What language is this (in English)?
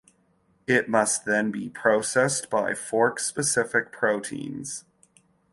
English